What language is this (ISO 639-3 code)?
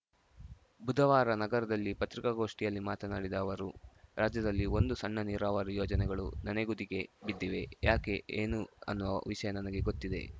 kan